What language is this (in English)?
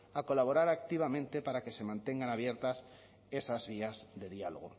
Spanish